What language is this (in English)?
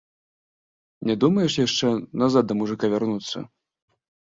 Belarusian